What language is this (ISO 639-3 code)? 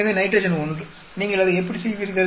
tam